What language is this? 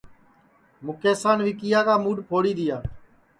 Sansi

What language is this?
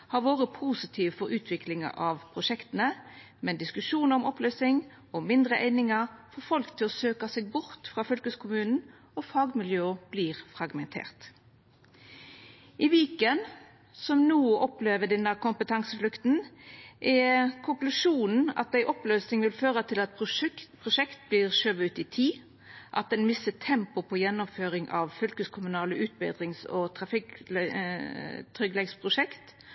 Norwegian Nynorsk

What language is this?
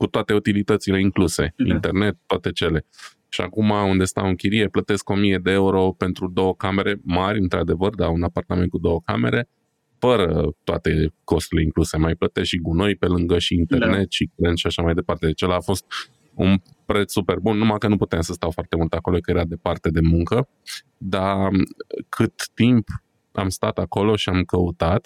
Romanian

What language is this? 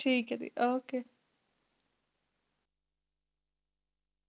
Punjabi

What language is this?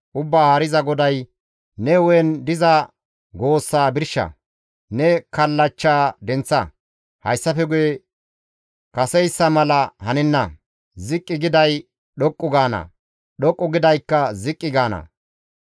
Gamo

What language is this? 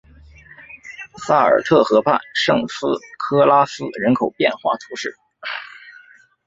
Chinese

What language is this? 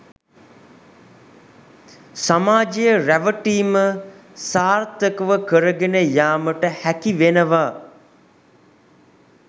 Sinhala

